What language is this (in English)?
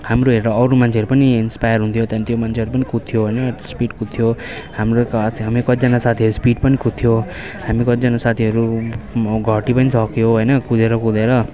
Nepali